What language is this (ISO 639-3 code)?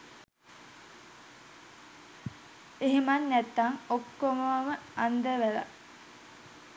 sin